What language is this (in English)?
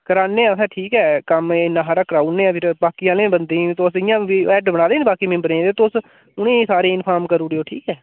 Dogri